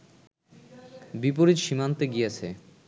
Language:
Bangla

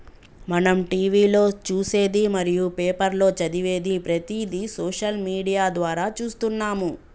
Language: Telugu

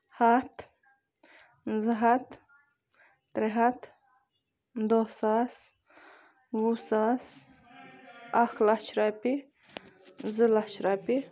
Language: Kashmiri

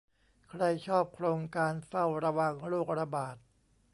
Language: Thai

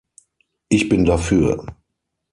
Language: German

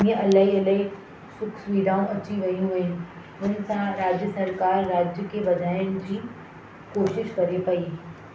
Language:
Sindhi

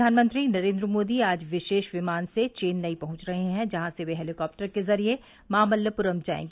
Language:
Hindi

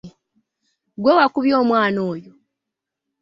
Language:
Ganda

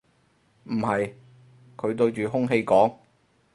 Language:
Cantonese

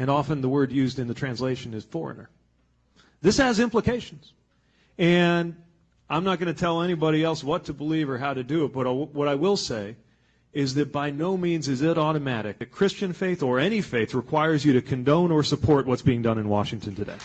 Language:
English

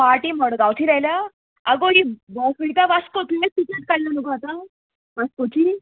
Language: Konkani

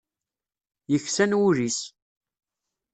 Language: Kabyle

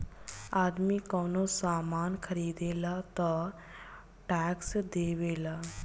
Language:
Bhojpuri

